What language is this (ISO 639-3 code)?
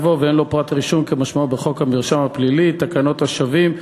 heb